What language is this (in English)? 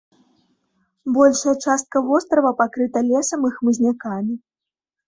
Belarusian